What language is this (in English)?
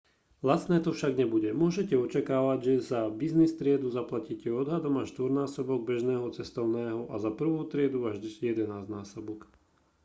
Slovak